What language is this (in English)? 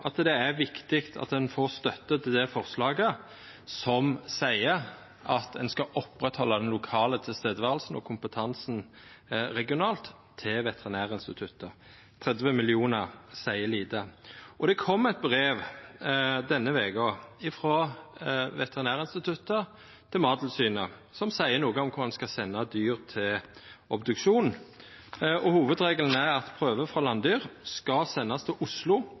Norwegian Nynorsk